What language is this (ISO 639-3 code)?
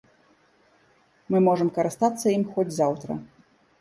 bel